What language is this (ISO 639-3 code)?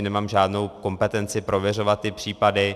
ces